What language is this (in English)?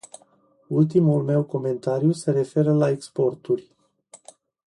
Romanian